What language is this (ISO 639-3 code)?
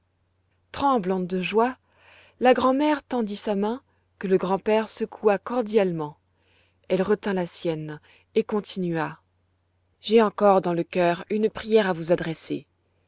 fra